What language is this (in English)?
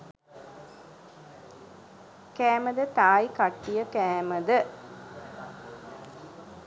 Sinhala